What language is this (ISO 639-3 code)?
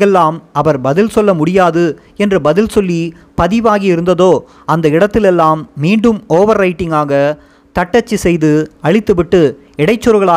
tam